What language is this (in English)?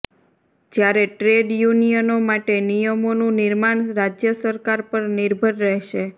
Gujarati